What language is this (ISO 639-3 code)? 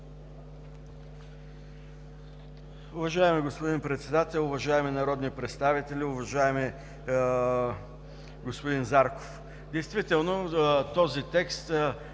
bul